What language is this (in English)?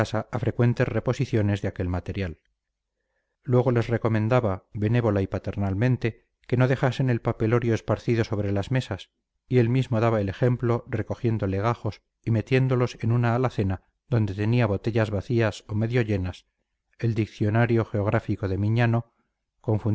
Spanish